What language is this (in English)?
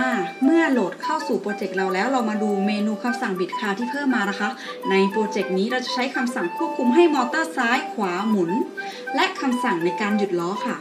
Thai